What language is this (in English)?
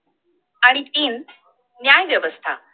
Marathi